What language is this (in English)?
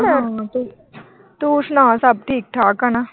Punjabi